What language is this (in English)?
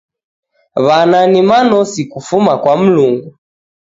Taita